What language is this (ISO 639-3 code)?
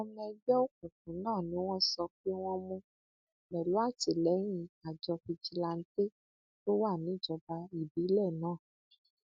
yor